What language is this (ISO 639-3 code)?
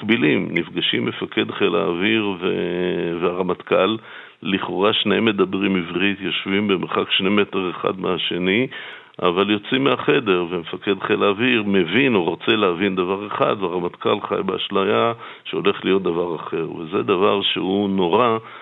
heb